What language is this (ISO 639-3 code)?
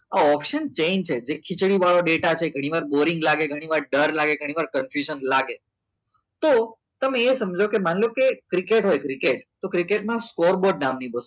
guj